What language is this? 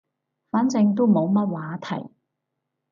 Cantonese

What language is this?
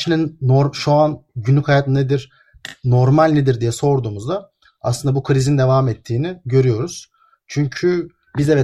Turkish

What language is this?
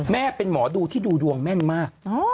Thai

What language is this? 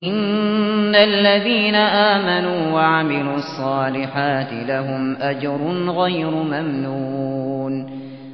Arabic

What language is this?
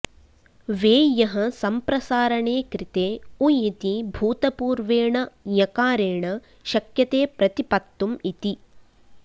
Sanskrit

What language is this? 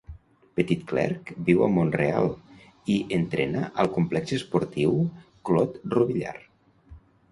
Catalan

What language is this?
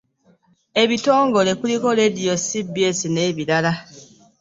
Ganda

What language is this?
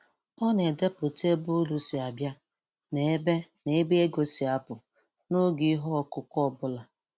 Igbo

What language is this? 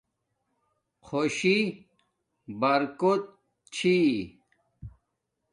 Domaaki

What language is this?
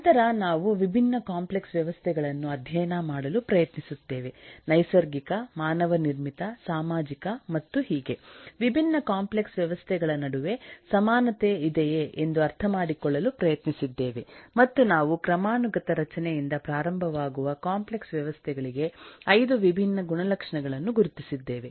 Kannada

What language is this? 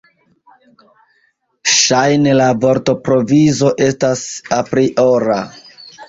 Esperanto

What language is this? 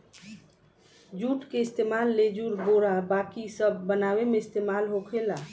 Bhojpuri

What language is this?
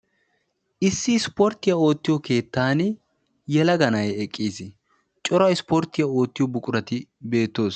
Wolaytta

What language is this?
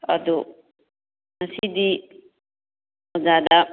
Manipuri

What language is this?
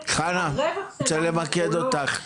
Hebrew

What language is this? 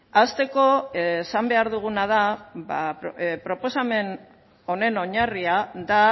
Basque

